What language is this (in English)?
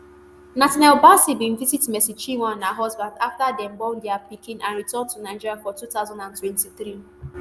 Nigerian Pidgin